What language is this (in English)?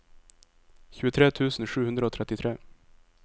Norwegian